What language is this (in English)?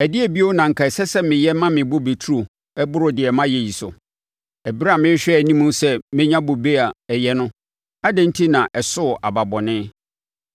Akan